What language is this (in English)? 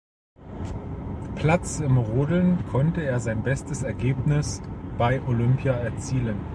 German